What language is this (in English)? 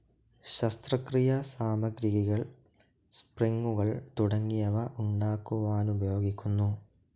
Malayalam